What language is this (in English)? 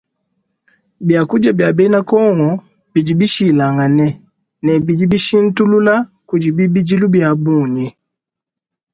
Luba-Lulua